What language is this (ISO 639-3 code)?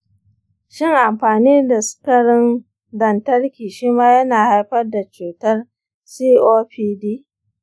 hau